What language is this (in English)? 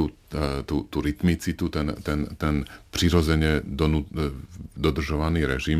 Czech